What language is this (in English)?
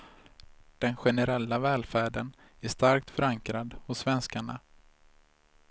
Swedish